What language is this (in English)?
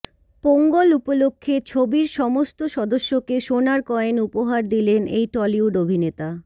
Bangla